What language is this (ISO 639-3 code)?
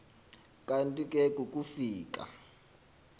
xho